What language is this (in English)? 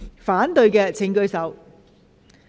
Cantonese